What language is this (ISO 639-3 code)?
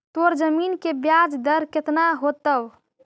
mag